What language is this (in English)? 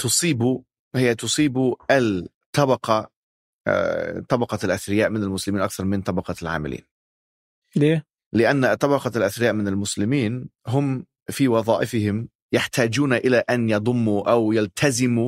Arabic